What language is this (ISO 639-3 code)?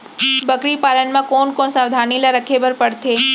hne